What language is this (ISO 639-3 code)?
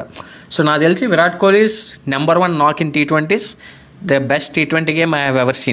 tel